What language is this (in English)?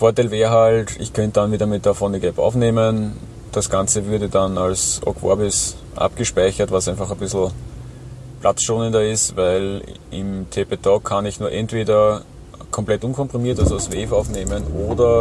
German